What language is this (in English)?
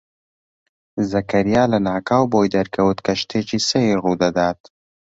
Central Kurdish